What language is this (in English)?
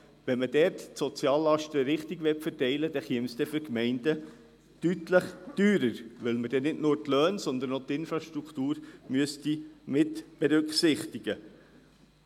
Swiss German